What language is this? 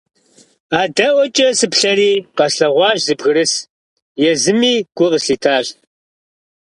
Kabardian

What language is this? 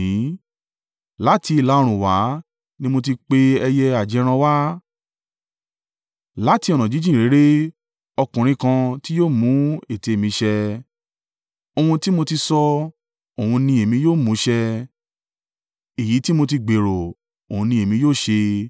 Yoruba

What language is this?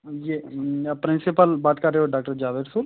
Urdu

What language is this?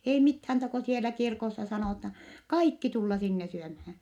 Finnish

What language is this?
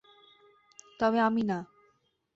Bangla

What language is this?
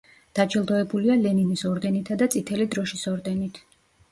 Georgian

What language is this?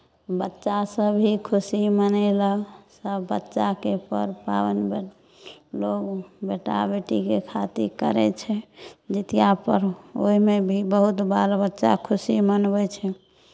Maithili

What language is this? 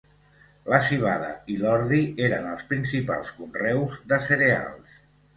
Catalan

